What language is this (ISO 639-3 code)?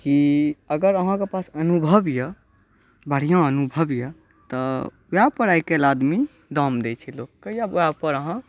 mai